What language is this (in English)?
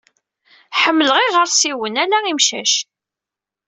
Kabyle